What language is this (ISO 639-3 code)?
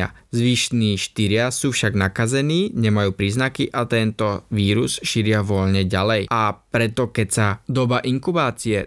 slk